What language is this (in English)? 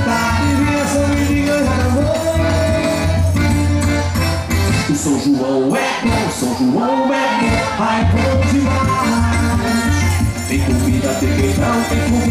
Thai